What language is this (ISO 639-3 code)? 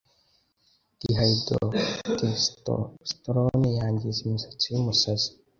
kin